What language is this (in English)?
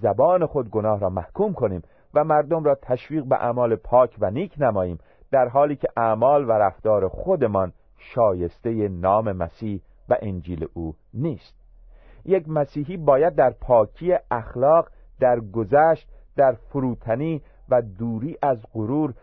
Persian